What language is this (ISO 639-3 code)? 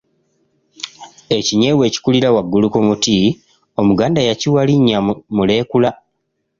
lug